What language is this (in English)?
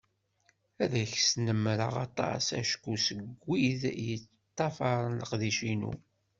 Kabyle